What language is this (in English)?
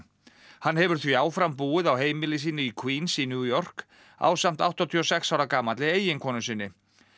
Icelandic